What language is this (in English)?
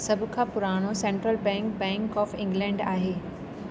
Sindhi